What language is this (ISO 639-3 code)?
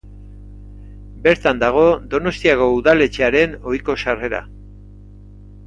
eus